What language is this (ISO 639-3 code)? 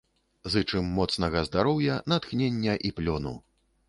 bel